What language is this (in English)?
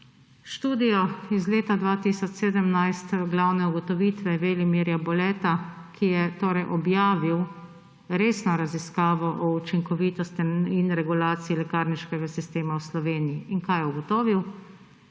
Slovenian